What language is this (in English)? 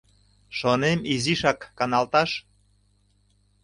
Mari